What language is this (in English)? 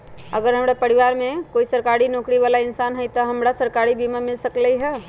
Magahi